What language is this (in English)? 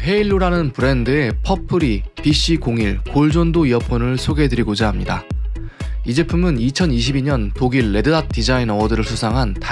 Korean